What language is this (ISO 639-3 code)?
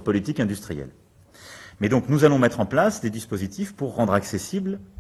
fra